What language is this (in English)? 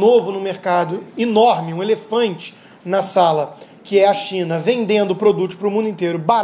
Portuguese